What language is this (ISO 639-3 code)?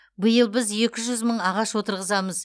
kaz